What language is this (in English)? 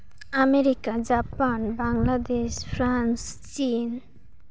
Santali